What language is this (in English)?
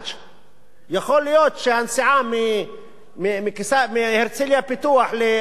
Hebrew